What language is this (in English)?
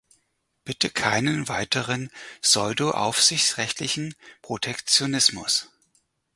German